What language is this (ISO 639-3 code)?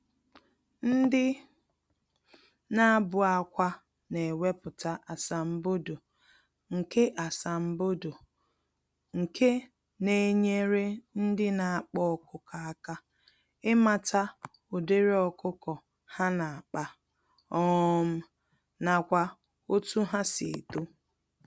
ibo